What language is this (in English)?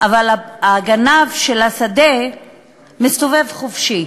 Hebrew